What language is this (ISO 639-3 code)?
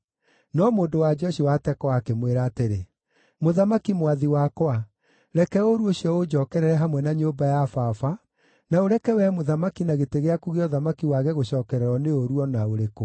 kik